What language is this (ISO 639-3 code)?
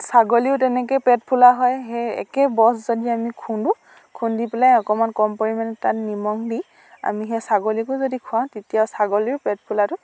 asm